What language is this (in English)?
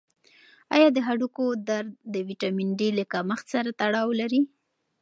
Pashto